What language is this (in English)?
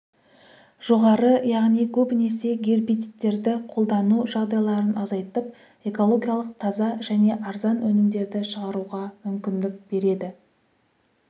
Kazakh